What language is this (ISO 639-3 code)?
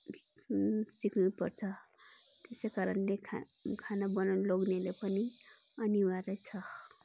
nep